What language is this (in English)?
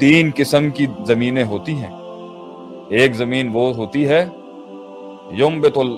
Urdu